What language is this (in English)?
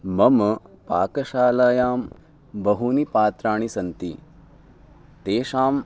Sanskrit